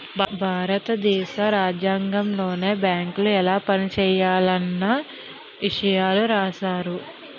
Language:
Telugu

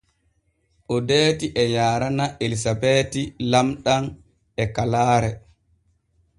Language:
Borgu Fulfulde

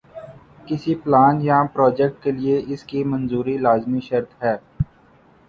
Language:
Urdu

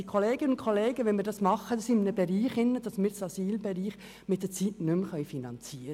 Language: Swiss German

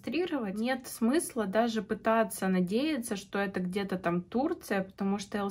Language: Russian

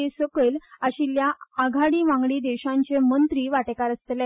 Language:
Konkani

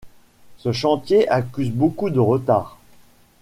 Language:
French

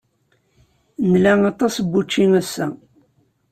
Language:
Kabyle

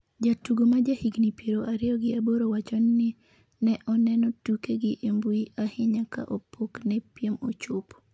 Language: Luo (Kenya and Tanzania)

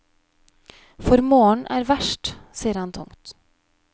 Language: Norwegian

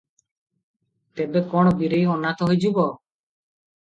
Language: Odia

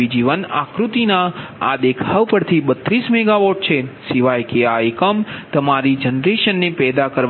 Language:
Gujarati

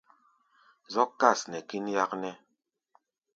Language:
Gbaya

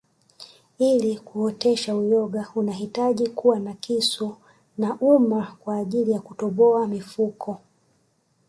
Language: Swahili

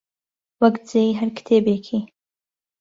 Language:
Central Kurdish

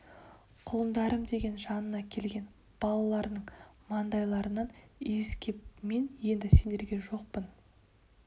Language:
Kazakh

